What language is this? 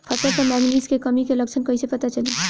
Bhojpuri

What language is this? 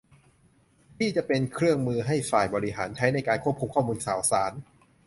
Thai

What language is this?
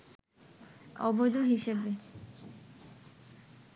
Bangla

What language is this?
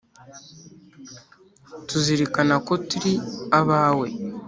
Kinyarwanda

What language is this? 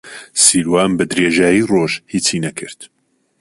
Central Kurdish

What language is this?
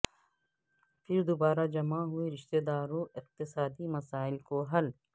Urdu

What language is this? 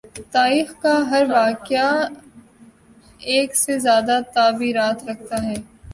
Urdu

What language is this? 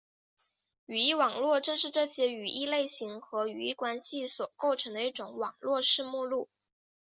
Chinese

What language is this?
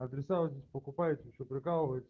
Russian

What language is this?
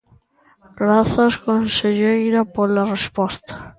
Galician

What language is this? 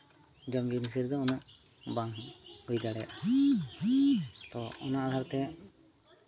Santali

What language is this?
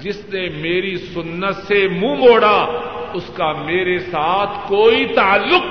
Urdu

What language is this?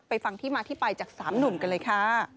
Thai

